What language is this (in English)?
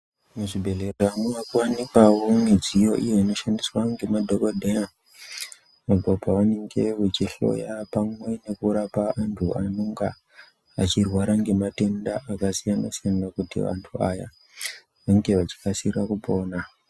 Ndau